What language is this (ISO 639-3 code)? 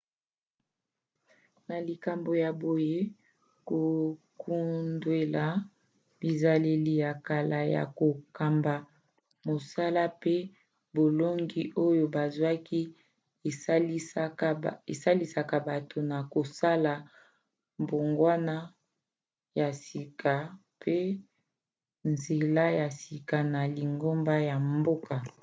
lin